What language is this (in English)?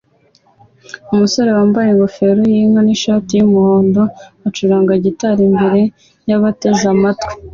Kinyarwanda